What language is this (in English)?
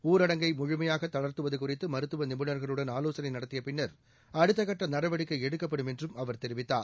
Tamil